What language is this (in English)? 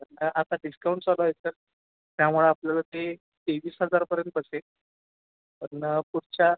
Marathi